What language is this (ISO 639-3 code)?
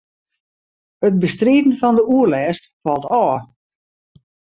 fry